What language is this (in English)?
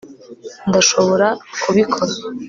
Kinyarwanda